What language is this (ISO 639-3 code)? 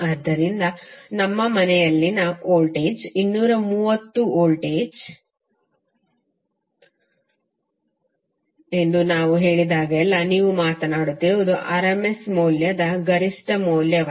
kan